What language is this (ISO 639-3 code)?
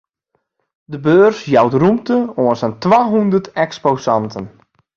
fry